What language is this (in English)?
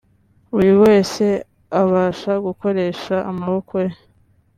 Kinyarwanda